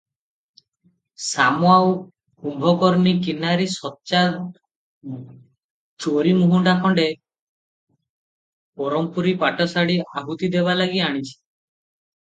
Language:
Odia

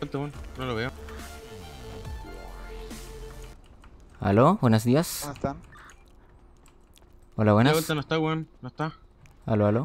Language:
Spanish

